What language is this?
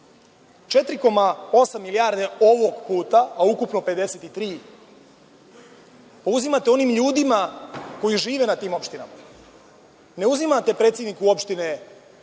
Serbian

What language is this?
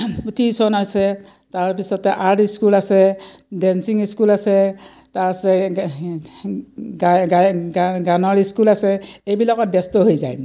Assamese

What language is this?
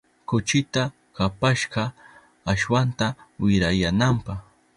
Southern Pastaza Quechua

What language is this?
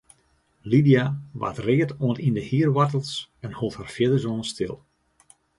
Western Frisian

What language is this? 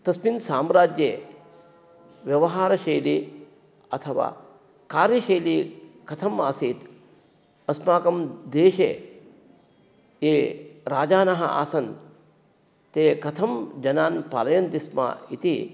Sanskrit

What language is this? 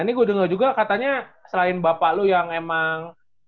Indonesian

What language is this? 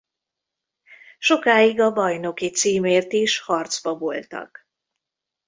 Hungarian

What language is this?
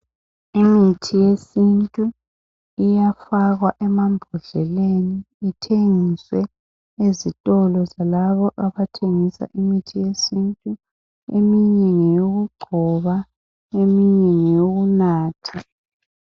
North Ndebele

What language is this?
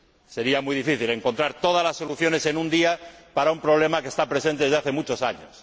Spanish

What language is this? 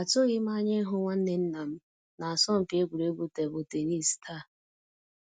Igbo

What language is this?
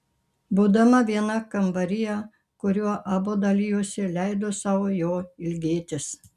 Lithuanian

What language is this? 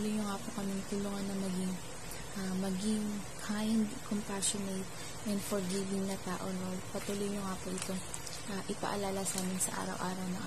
Filipino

